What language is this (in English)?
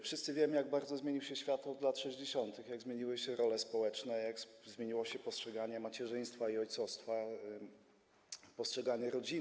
Polish